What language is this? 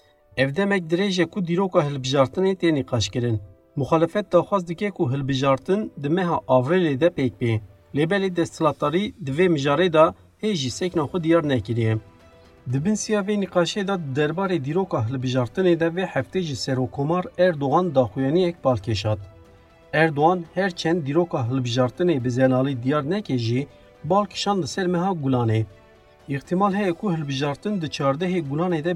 Turkish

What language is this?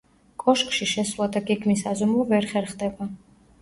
Georgian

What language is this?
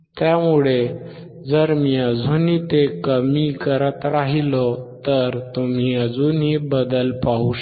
Marathi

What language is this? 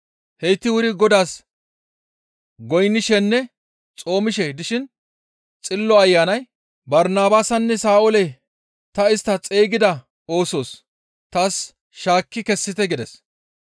Gamo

